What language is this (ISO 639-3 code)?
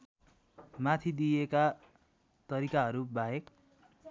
nep